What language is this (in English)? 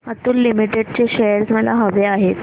Marathi